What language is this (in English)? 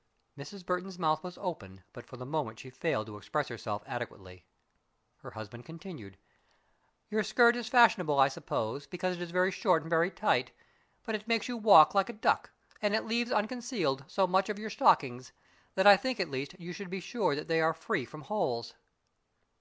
English